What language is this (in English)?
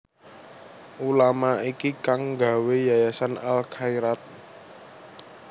Javanese